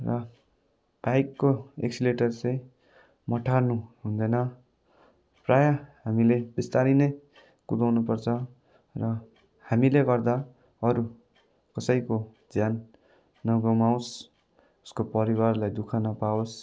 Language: Nepali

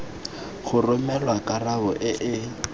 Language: Tswana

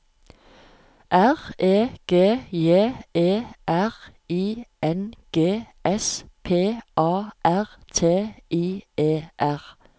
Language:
Norwegian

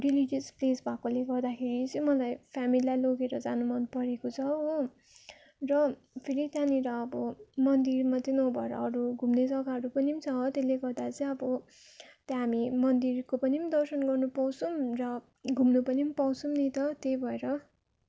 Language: Nepali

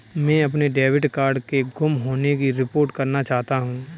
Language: Hindi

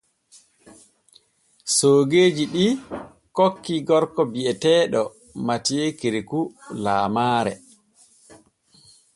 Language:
Borgu Fulfulde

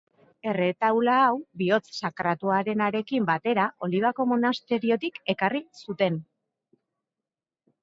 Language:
Basque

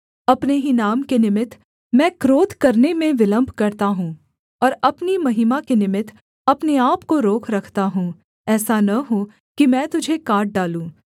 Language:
Hindi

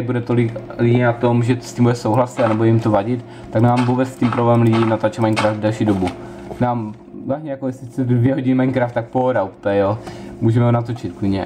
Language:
Czech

